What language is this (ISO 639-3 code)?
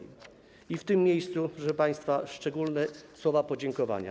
pol